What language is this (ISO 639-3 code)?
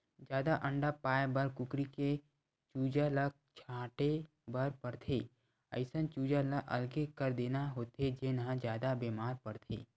hne